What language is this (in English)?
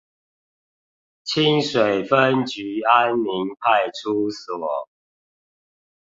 Chinese